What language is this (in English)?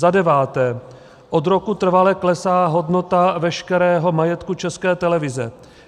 Czech